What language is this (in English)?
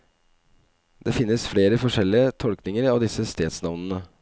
Norwegian